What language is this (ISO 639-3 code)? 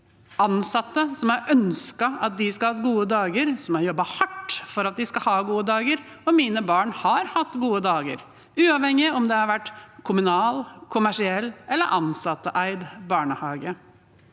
nor